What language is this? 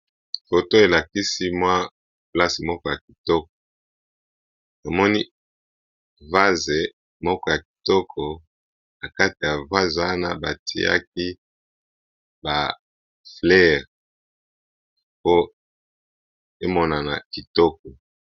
Lingala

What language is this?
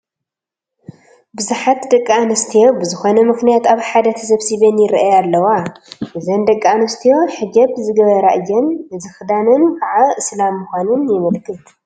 Tigrinya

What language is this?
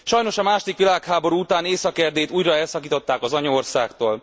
Hungarian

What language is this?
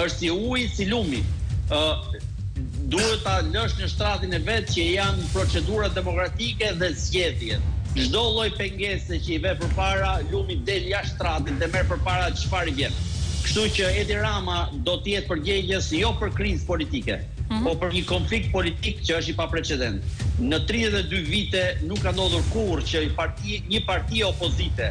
Romanian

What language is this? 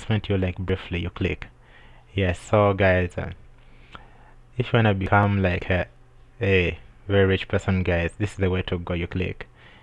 English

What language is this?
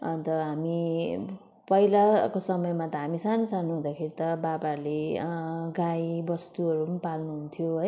Nepali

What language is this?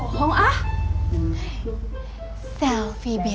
Indonesian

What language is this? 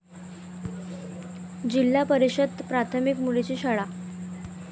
Marathi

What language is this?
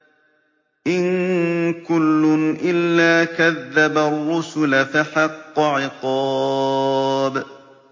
Arabic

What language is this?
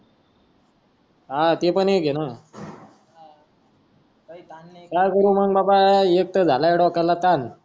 Marathi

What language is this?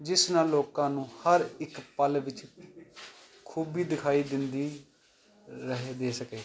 Punjabi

